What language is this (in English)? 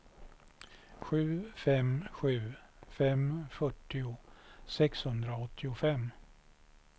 Swedish